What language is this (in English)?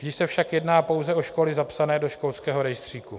Czech